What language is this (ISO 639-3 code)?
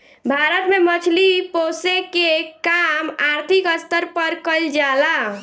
bho